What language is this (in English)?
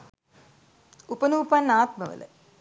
Sinhala